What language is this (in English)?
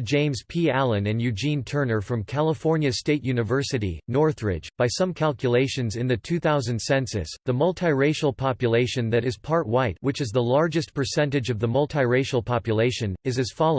English